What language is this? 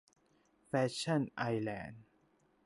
Thai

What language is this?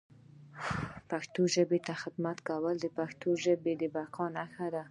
Pashto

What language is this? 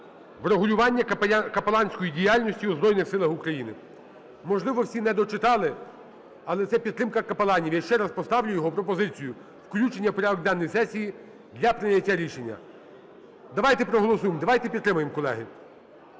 Ukrainian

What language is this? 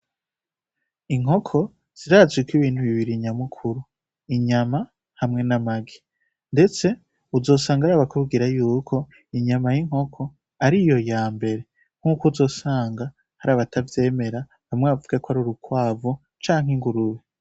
Rundi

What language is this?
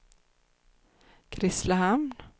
Swedish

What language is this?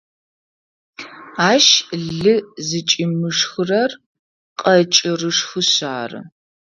Adyghe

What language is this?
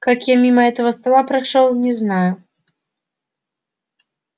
Russian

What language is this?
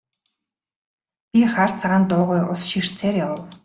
Mongolian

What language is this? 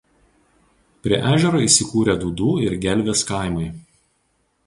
Lithuanian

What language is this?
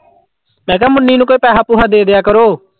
Punjabi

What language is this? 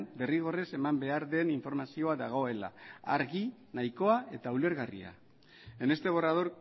Basque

